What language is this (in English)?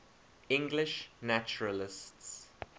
English